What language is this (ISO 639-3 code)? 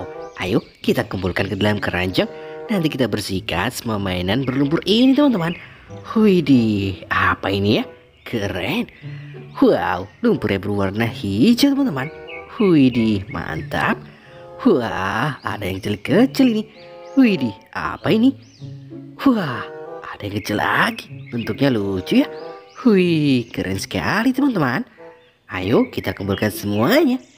ind